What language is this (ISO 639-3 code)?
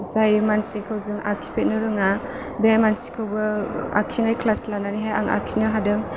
brx